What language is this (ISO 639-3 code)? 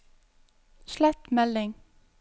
nor